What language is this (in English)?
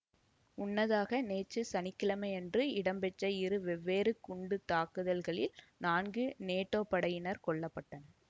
Tamil